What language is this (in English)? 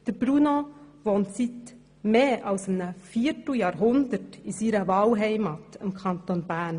Swiss German